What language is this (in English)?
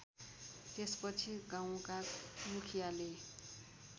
Nepali